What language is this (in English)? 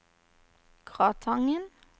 Norwegian